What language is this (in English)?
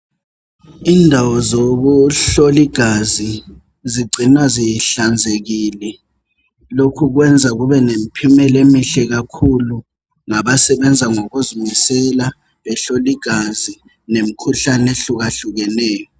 North Ndebele